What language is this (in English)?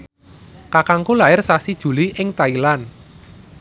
Javanese